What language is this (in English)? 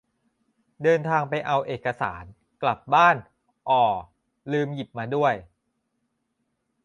Thai